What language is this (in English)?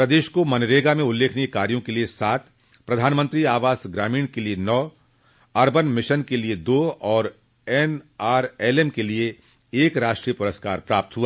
Hindi